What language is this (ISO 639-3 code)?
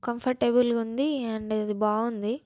tel